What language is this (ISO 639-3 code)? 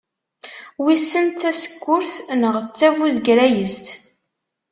kab